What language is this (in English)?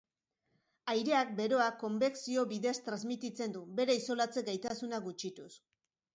Basque